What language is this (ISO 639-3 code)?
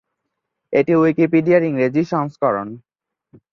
ben